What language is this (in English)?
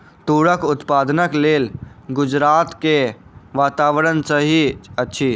Maithili